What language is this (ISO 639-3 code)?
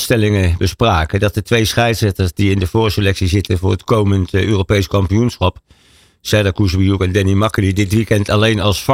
nld